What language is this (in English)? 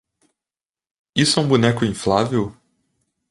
Portuguese